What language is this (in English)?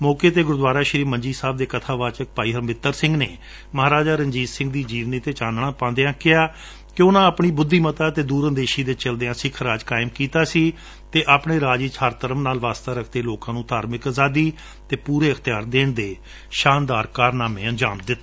Punjabi